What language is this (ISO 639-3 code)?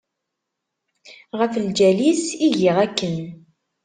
kab